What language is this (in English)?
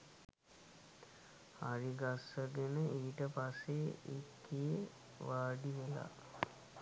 Sinhala